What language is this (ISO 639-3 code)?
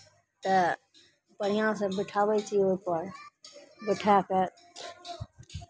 mai